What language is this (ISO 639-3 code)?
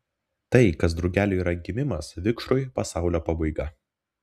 lit